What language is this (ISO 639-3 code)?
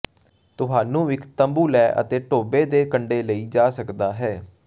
pan